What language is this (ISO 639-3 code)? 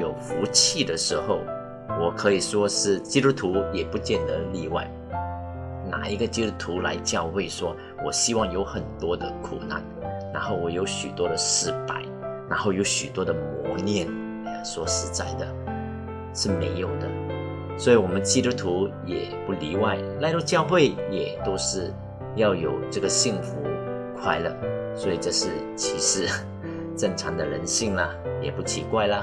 zho